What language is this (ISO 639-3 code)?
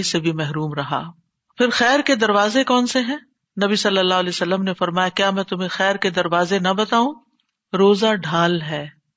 urd